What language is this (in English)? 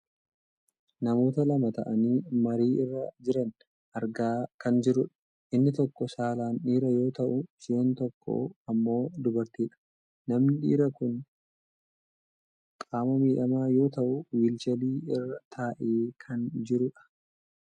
Oromo